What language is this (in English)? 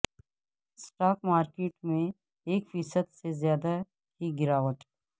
Urdu